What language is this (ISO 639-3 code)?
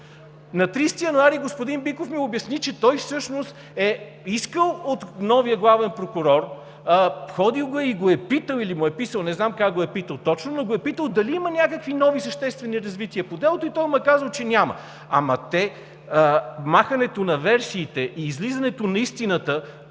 bul